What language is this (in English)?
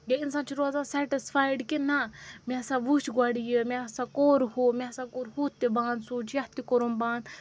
Kashmiri